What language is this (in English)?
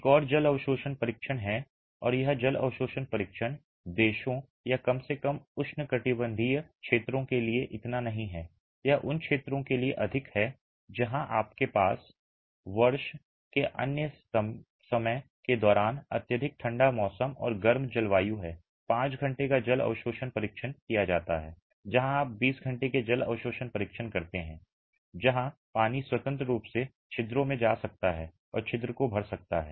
Hindi